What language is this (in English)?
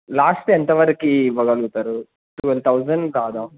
Telugu